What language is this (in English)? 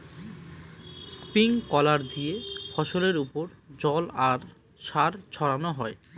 Bangla